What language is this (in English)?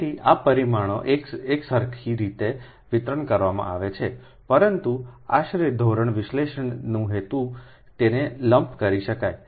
Gujarati